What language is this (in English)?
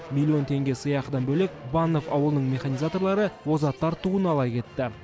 Kazakh